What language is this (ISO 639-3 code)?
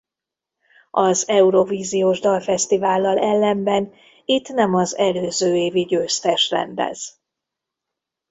hun